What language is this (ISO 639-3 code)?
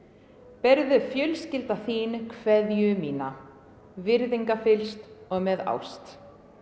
isl